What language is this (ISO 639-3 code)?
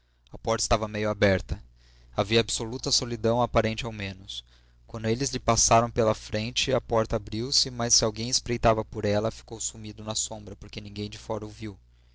por